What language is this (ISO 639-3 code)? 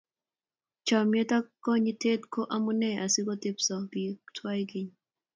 kln